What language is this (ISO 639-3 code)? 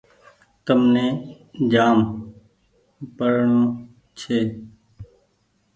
gig